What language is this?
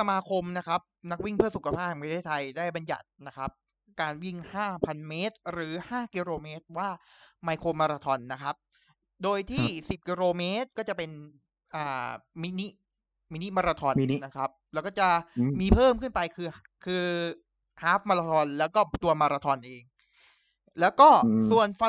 Thai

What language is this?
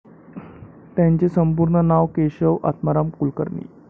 Marathi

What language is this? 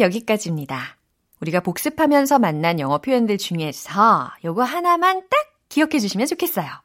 Korean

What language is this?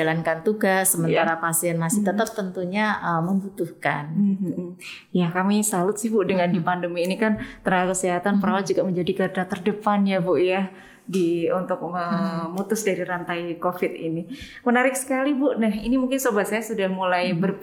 Indonesian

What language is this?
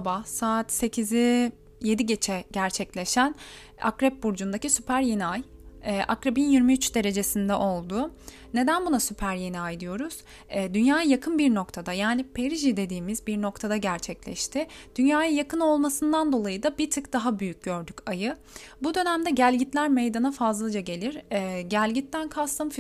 Turkish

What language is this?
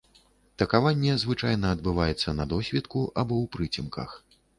Belarusian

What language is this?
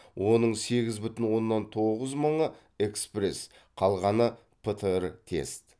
Kazakh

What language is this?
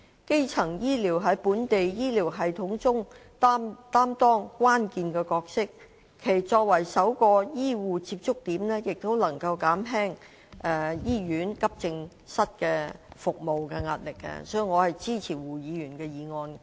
Cantonese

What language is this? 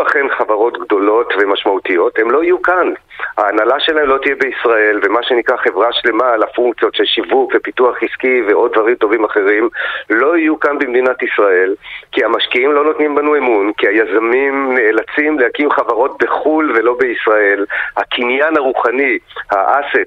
Hebrew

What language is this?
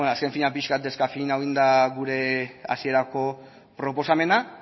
Basque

